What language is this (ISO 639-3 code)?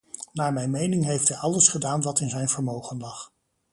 nld